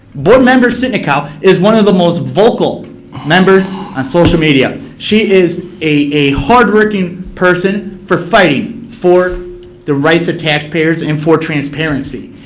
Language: English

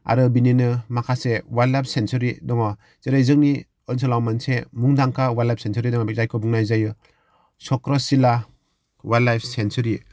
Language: Bodo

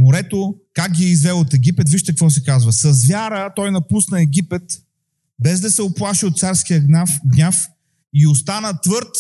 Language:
Bulgarian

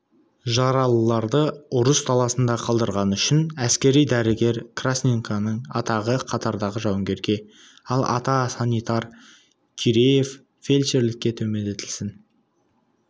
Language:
Kazakh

